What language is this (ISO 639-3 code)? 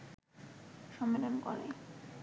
ben